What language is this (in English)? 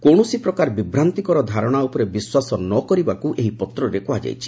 Odia